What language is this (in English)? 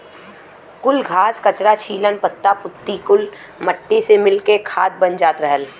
Bhojpuri